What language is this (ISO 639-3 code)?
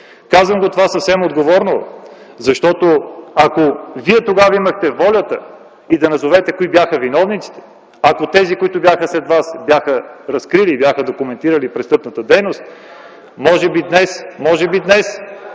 bul